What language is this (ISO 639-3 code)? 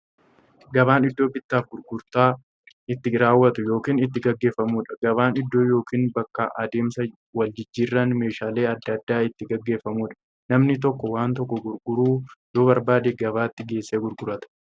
orm